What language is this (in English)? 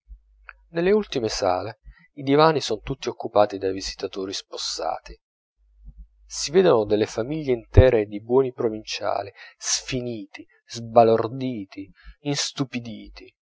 Italian